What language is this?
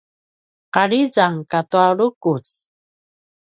Paiwan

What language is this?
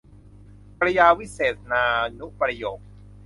Thai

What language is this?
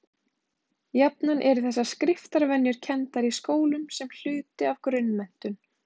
Icelandic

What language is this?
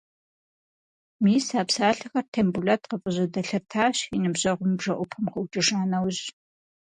Kabardian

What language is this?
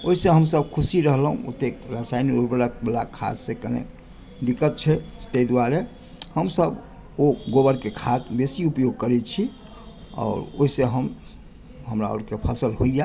Maithili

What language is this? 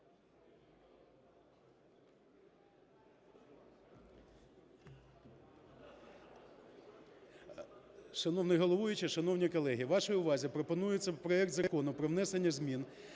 Ukrainian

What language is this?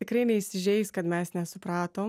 Lithuanian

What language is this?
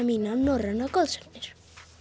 Icelandic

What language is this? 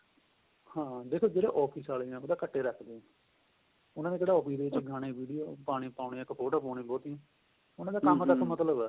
Punjabi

